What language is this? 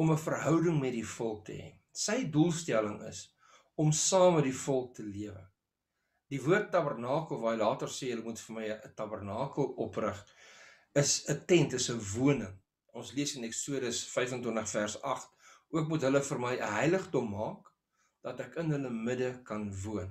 Dutch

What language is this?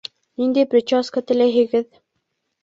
Bashkir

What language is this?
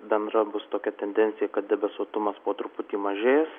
Lithuanian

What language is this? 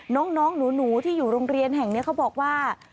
Thai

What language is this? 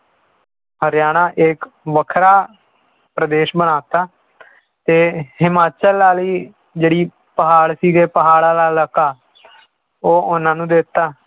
Punjabi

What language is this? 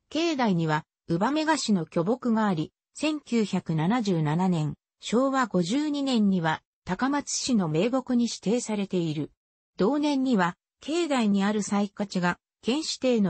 Japanese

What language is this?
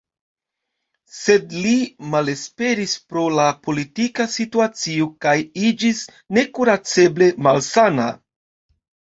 Esperanto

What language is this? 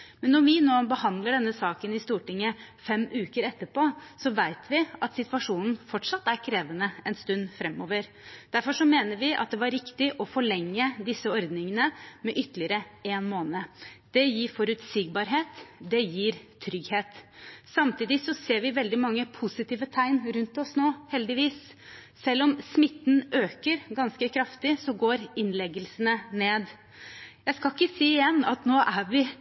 Norwegian Bokmål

